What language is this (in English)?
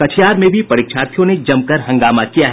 Hindi